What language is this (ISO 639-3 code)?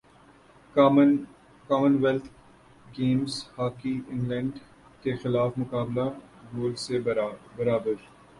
urd